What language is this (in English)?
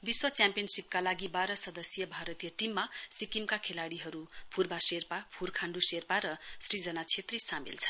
Nepali